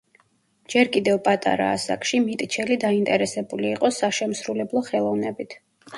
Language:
Georgian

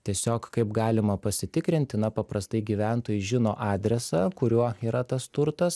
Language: Lithuanian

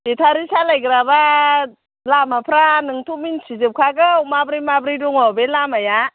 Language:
Bodo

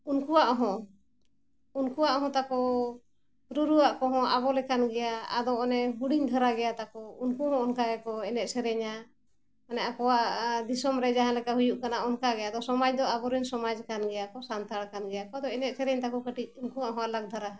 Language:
Santali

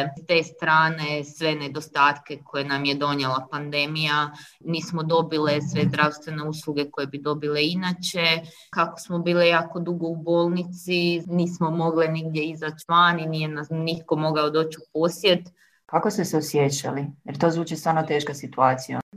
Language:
Croatian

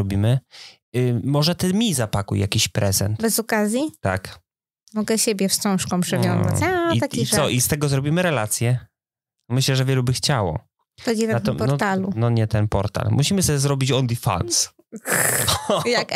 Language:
Polish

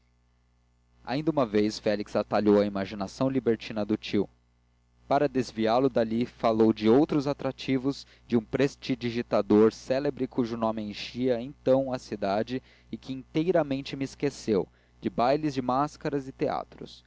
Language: Portuguese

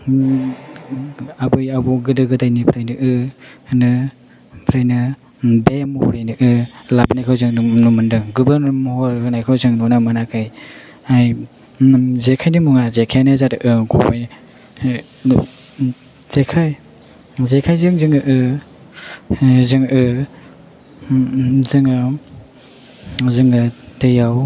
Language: Bodo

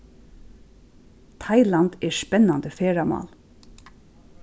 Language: Faroese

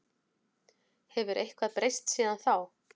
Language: Icelandic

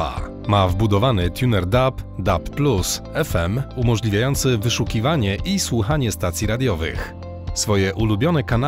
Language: Polish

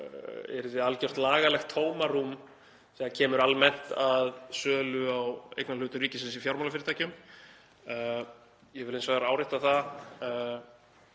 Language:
Icelandic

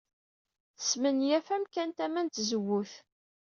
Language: Kabyle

